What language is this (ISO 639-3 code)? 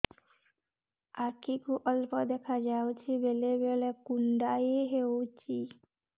ori